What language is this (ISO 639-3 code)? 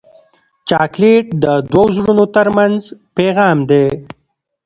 pus